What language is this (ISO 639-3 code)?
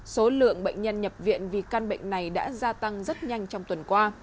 vie